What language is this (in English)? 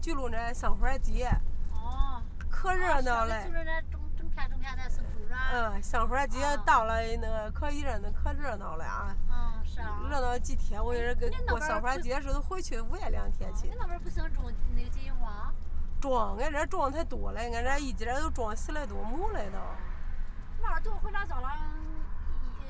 Chinese